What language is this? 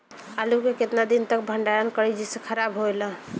Bhojpuri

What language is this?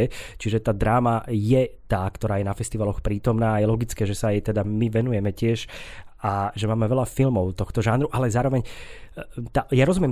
Slovak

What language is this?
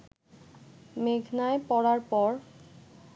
Bangla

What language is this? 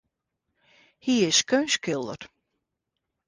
Western Frisian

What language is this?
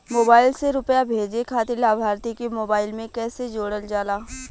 Bhojpuri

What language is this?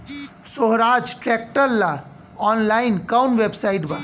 Bhojpuri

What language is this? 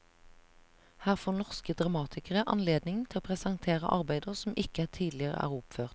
Norwegian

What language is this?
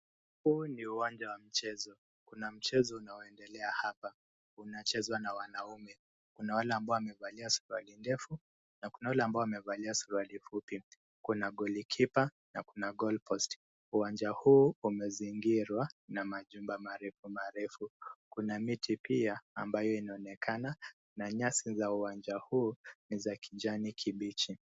Swahili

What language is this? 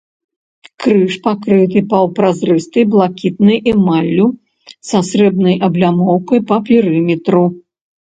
Belarusian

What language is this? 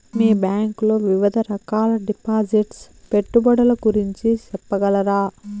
Telugu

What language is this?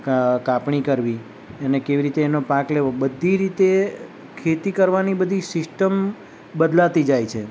Gujarati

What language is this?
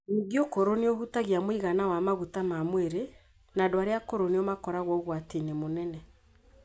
Kikuyu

